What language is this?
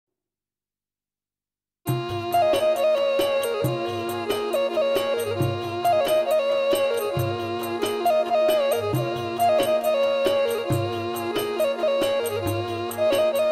Romanian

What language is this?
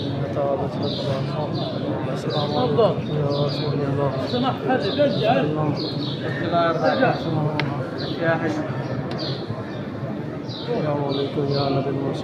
Arabic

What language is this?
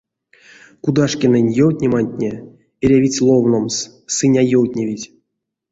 Erzya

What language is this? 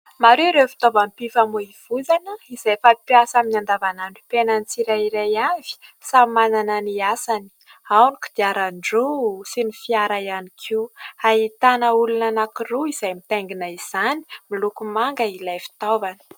Malagasy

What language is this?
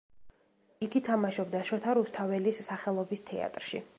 Georgian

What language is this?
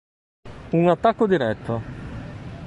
Italian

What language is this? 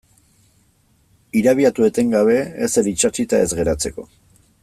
Basque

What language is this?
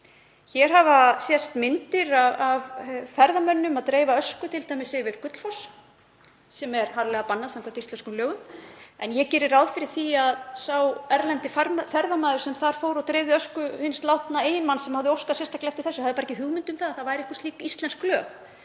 Icelandic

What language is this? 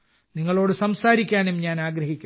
Malayalam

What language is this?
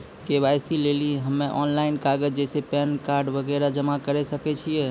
Maithili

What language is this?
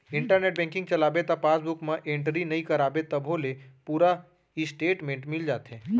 Chhattisgarhi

